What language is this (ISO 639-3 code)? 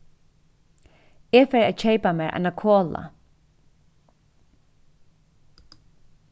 fao